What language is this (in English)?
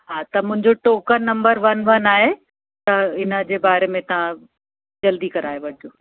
Sindhi